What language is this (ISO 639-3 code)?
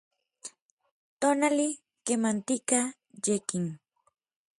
nlv